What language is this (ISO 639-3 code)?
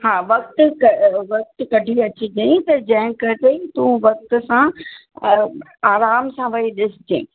snd